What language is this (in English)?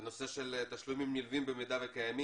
Hebrew